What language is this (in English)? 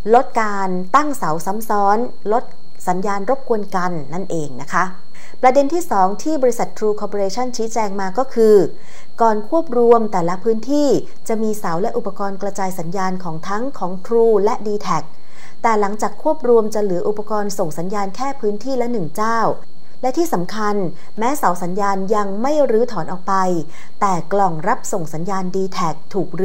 Thai